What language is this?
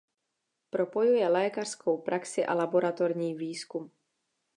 Czech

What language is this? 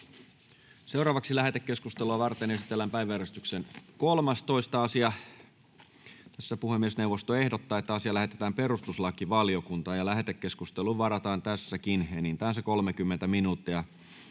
Finnish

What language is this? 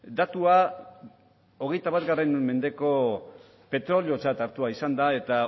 Basque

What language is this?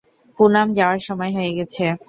Bangla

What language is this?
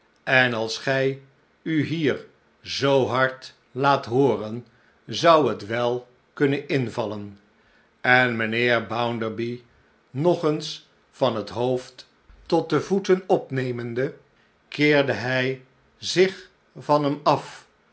Dutch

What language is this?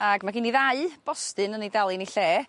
Welsh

